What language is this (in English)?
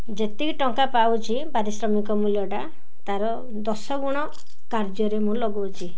Odia